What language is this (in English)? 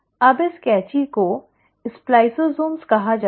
Hindi